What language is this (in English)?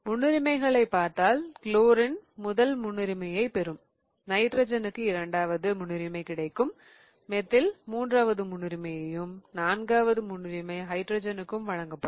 Tamil